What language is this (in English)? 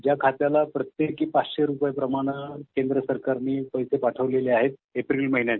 Marathi